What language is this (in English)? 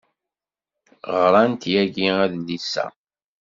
Kabyle